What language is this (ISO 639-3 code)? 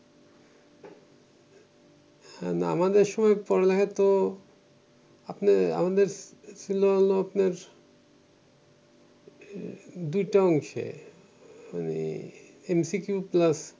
ben